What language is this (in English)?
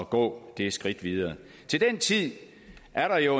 Danish